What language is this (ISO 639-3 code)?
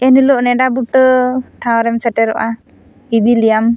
sat